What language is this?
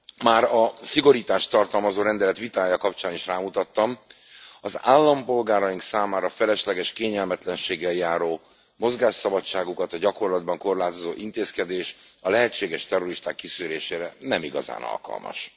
Hungarian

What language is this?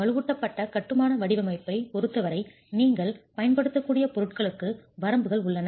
Tamil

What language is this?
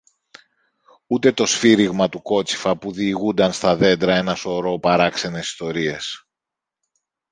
Greek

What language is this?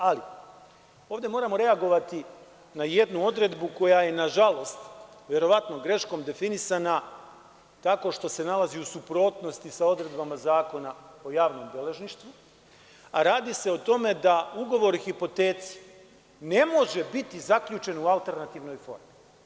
Serbian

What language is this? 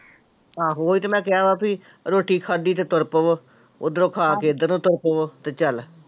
Punjabi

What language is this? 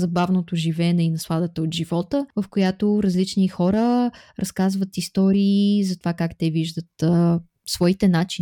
Bulgarian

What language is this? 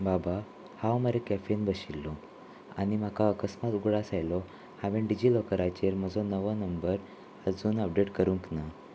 Konkani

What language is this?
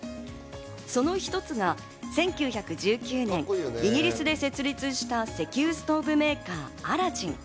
Japanese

